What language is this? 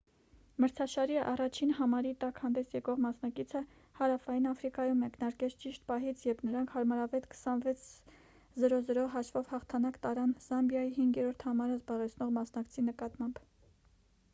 Armenian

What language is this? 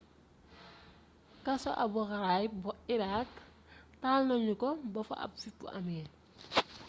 Wolof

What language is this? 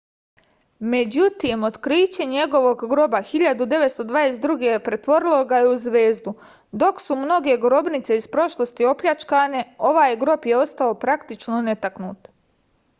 Serbian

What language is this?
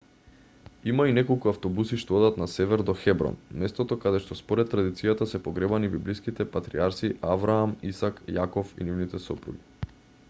Macedonian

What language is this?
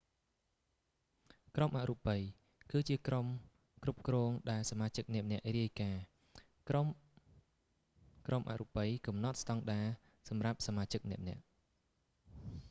Khmer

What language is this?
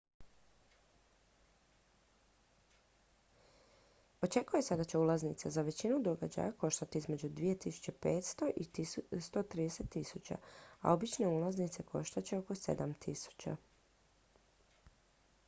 Croatian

